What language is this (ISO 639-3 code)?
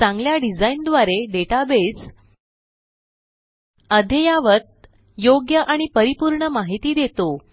mar